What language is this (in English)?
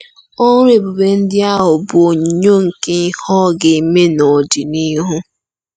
Igbo